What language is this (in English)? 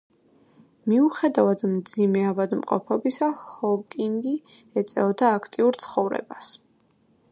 Georgian